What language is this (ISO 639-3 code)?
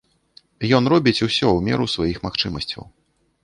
bel